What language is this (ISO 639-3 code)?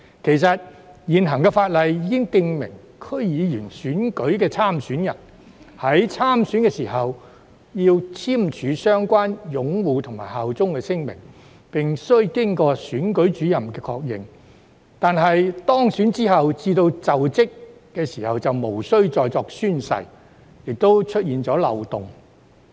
yue